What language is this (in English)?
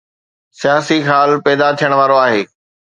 Sindhi